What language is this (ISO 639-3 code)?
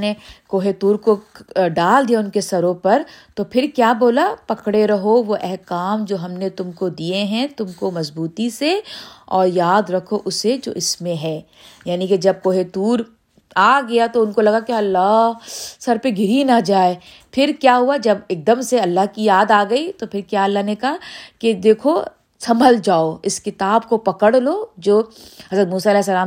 urd